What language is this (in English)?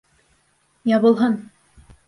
Bashkir